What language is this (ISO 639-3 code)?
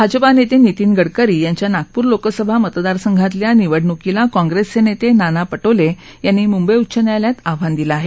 mar